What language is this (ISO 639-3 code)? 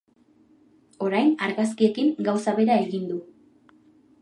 eus